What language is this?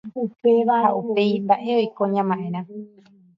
Guarani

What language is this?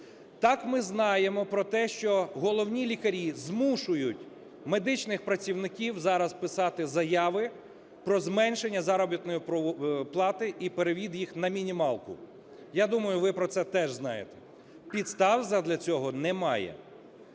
Ukrainian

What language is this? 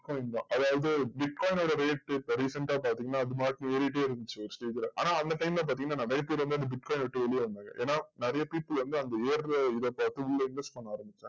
Tamil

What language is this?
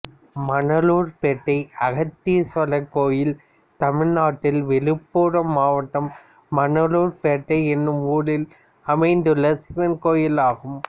Tamil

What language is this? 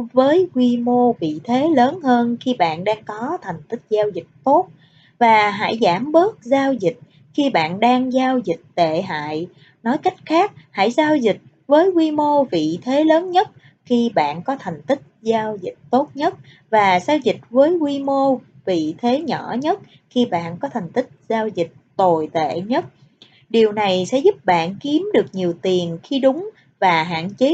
Vietnamese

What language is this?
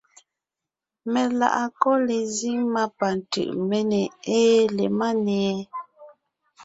Ngiemboon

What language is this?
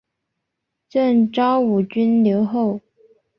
Chinese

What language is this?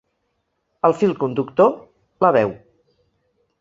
Catalan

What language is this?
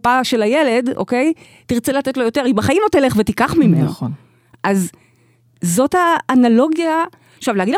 Hebrew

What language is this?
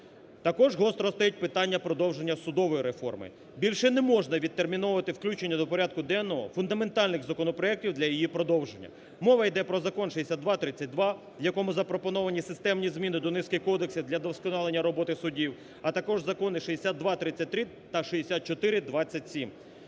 Ukrainian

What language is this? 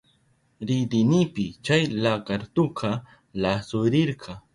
Southern Pastaza Quechua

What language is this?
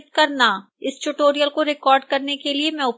Hindi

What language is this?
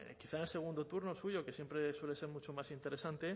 Spanish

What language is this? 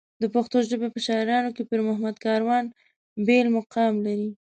Pashto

